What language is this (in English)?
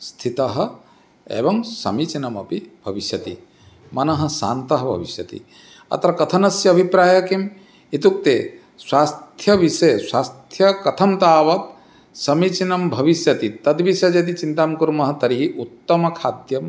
Sanskrit